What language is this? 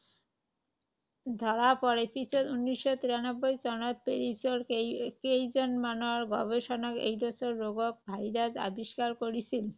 Assamese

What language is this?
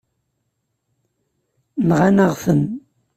Kabyle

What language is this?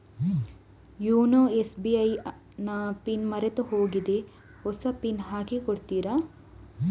Kannada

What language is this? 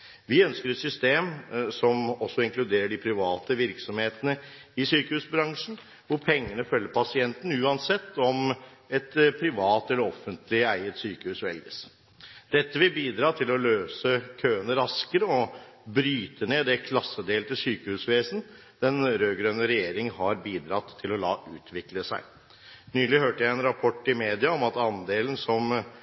Norwegian Bokmål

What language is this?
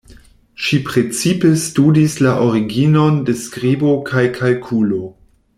Esperanto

